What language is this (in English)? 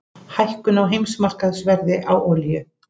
Icelandic